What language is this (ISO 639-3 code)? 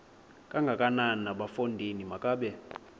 xho